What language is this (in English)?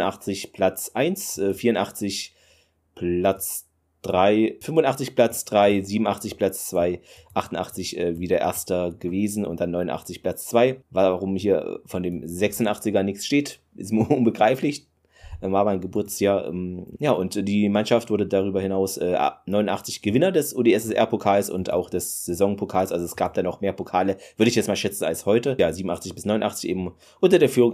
German